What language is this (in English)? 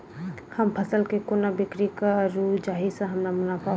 Maithili